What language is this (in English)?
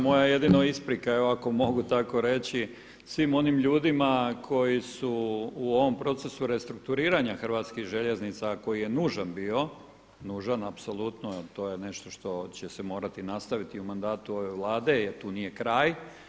Croatian